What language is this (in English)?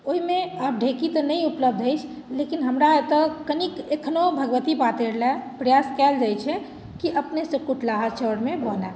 Maithili